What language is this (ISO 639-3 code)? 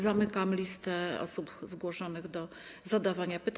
pol